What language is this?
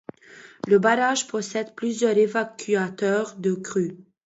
French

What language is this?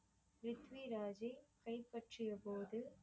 Tamil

